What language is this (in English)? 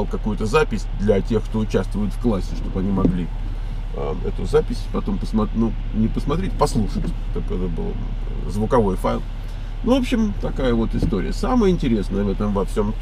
Russian